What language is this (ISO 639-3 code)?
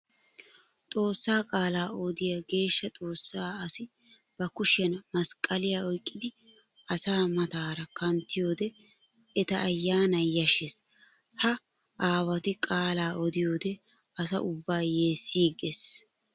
wal